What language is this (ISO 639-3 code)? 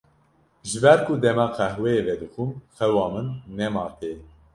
kur